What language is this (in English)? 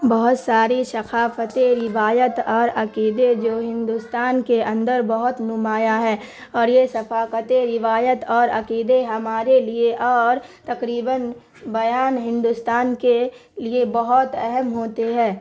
Urdu